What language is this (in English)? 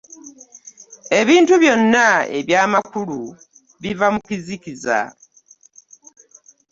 Ganda